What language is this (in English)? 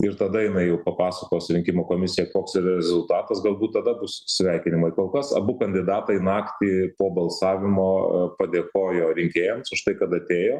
Lithuanian